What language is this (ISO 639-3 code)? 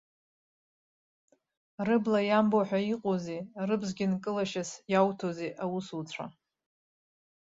abk